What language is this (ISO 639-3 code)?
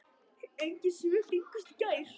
isl